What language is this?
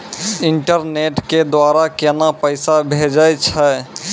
Maithili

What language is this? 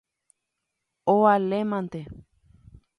Guarani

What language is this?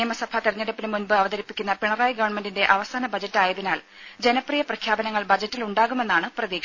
Malayalam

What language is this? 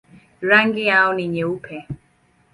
Swahili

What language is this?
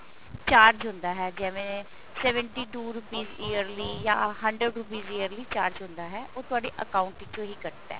Punjabi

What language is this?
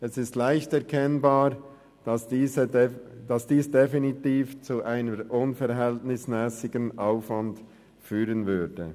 Swiss German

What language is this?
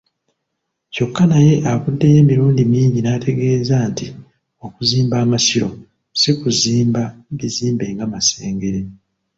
Ganda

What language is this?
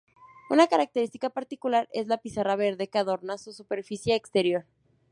Spanish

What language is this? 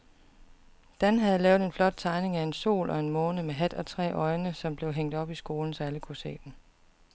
Danish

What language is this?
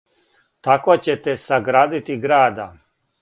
Serbian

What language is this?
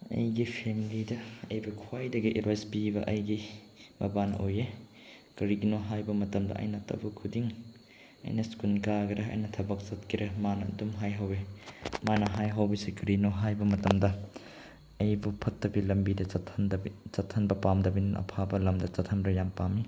Manipuri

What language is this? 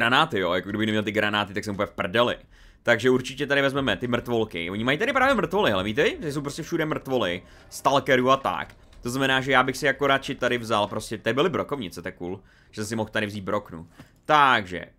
Czech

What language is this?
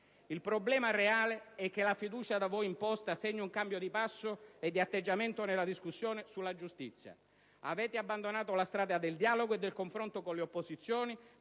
Italian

